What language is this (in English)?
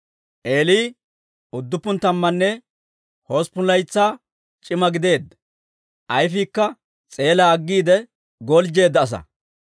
Dawro